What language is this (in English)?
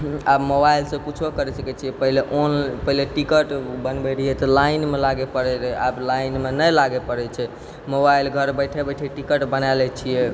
Maithili